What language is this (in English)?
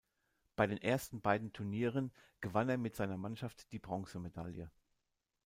German